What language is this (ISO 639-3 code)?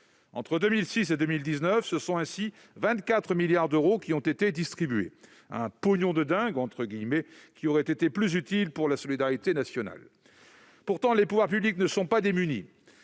fra